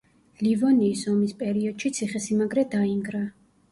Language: Georgian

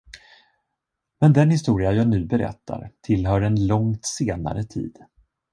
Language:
Swedish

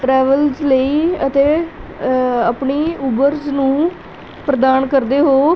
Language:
Punjabi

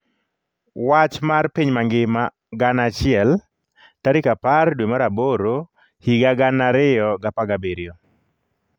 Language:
Luo (Kenya and Tanzania)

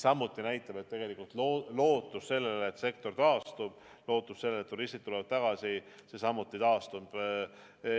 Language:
Estonian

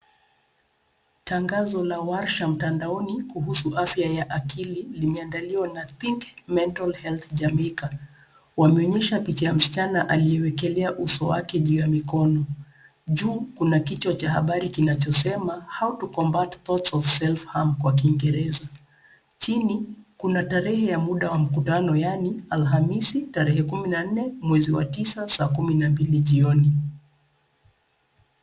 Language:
Swahili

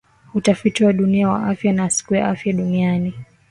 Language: Swahili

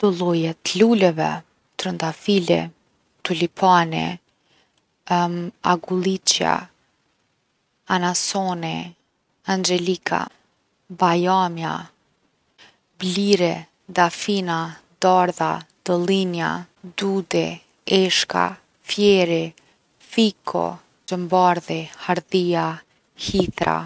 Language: Gheg Albanian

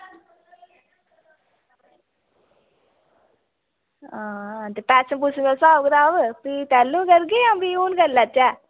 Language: Dogri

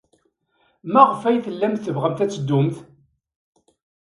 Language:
Kabyle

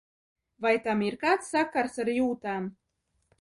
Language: Latvian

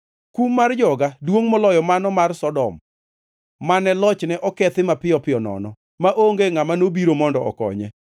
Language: Luo (Kenya and Tanzania)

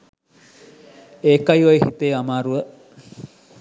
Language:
Sinhala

